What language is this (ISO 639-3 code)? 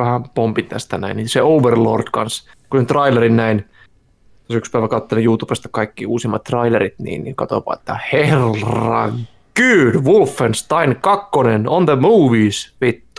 fin